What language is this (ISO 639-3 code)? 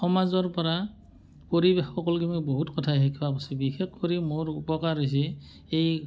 asm